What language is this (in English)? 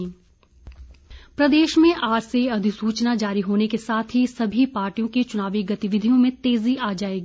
Hindi